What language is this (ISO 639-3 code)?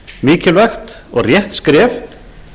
isl